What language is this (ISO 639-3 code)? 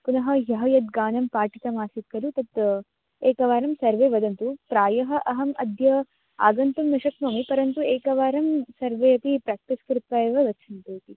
san